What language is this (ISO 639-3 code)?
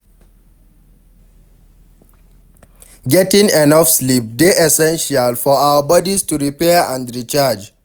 pcm